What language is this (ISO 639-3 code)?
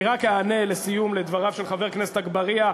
heb